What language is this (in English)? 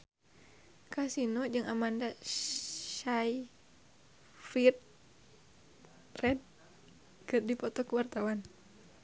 Sundanese